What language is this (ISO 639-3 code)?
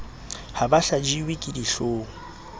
sot